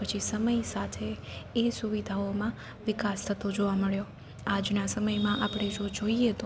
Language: Gujarati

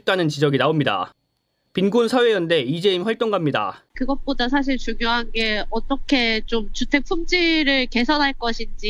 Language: Korean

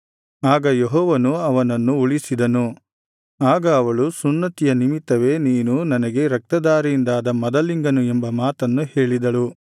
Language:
Kannada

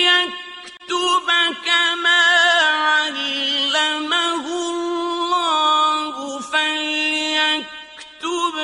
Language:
Arabic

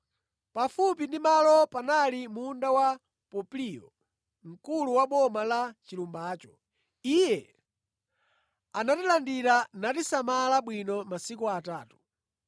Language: Nyanja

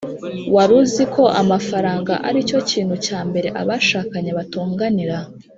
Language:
Kinyarwanda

